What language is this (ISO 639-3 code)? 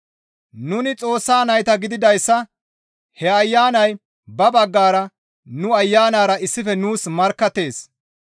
gmv